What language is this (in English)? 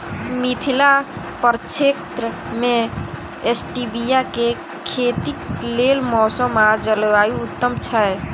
Maithili